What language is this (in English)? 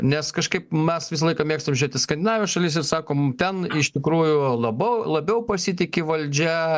Lithuanian